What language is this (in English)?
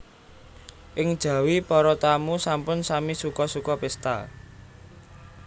Javanese